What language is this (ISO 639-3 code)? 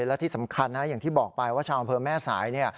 tha